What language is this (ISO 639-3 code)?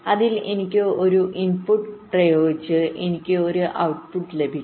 mal